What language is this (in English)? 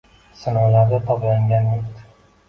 Uzbek